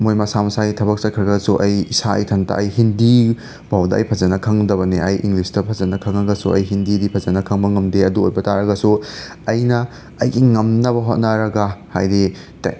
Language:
Manipuri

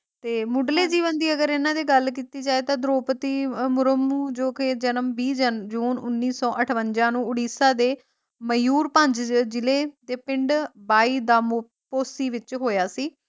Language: Punjabi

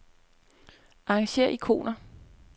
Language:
Danish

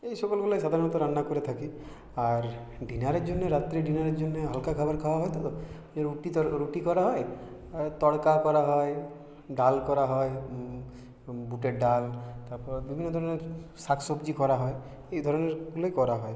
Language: Bangla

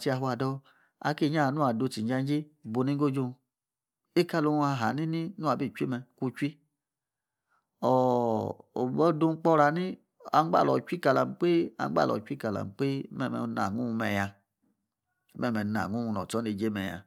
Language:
Yace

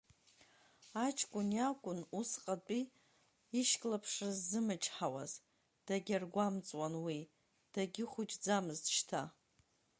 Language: Abkhazian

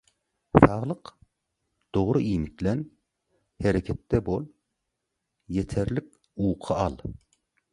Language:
Turkmen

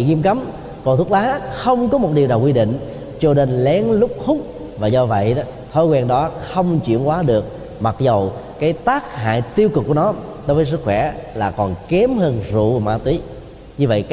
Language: Vietnamese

